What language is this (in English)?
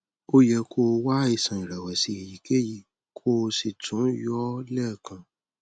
Yoruba